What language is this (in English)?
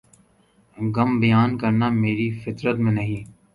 Urdu